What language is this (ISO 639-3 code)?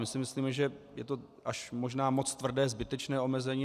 ces